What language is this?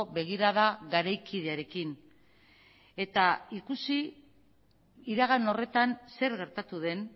Basque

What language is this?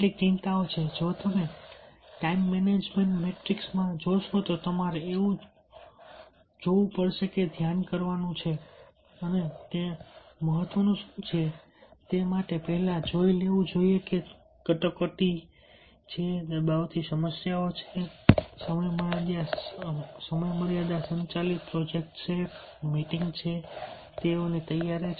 Gujarati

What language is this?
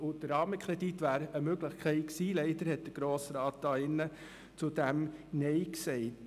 Swiss German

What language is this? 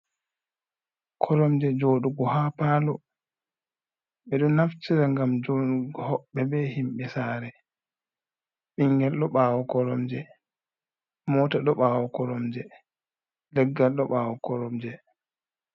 Fula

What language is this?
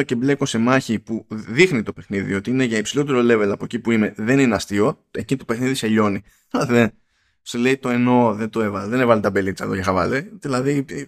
Greek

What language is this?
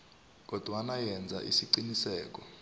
South Ndebele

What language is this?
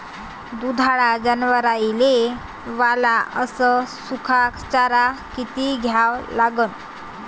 Marathi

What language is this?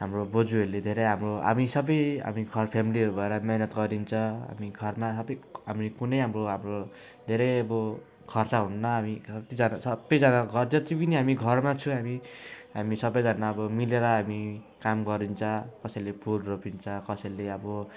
Nepali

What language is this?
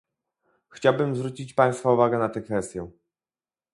Polish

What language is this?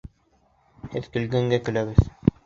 Bashkir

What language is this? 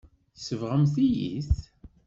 Kabyle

